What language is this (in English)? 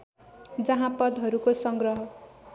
Nepali